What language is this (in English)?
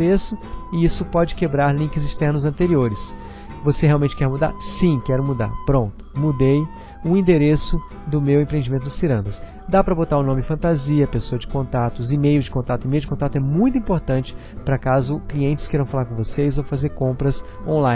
Portuguese